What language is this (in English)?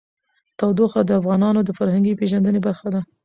Pashto